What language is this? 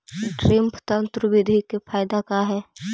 Magahi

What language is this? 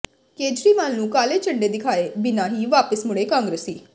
Punjabi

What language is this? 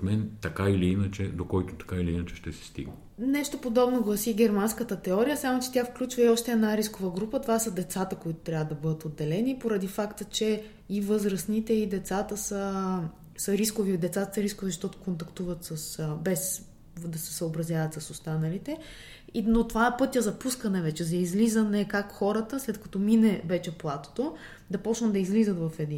Bulgarian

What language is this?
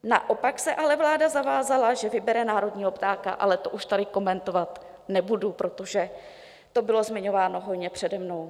Czech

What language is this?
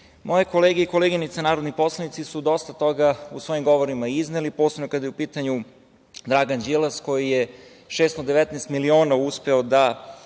Serbian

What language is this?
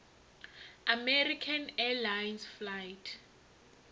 Venda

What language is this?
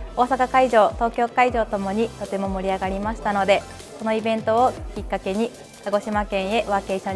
Japanese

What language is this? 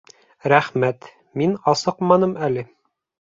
Bashkir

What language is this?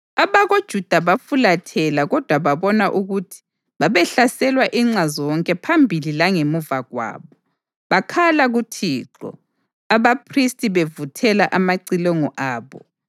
North Ndebele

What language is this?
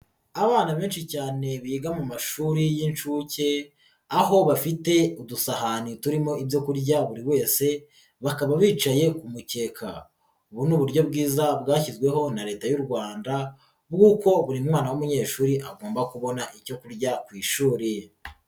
Kinyarwanda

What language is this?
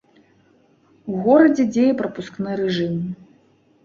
Belarusian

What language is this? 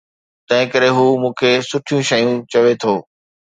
Sindhi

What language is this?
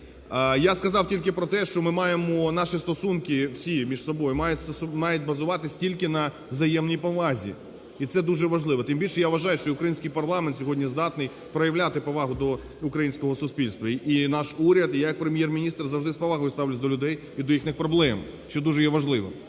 Ukrainian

